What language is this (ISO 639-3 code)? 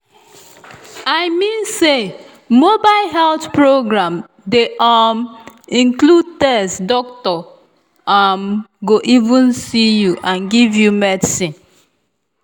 pcm